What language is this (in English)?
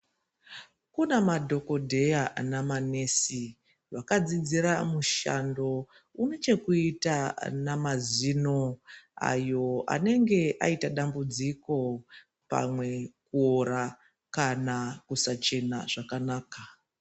Ndau